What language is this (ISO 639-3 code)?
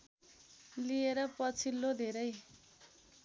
nep